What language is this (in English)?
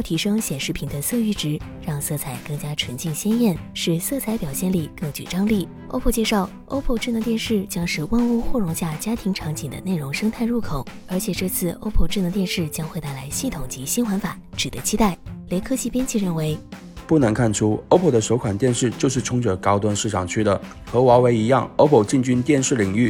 Chinese